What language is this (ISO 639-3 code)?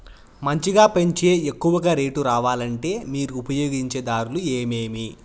tel